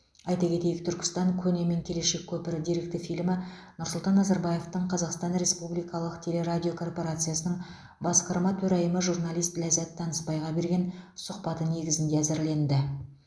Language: Kazakh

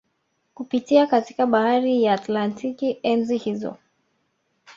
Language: Swahili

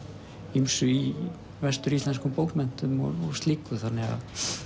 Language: Icelandic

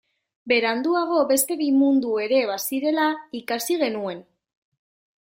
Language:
Basque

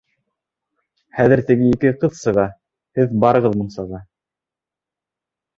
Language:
Bashkir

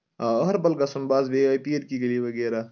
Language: Kashmiri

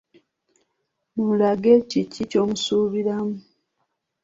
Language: Ganda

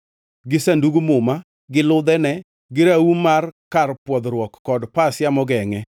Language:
Luo (Kenya and Tanzania)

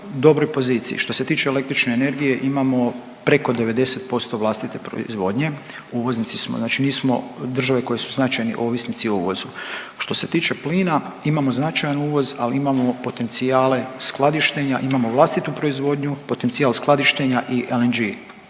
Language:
Croatian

